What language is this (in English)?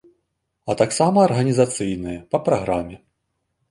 Belarusian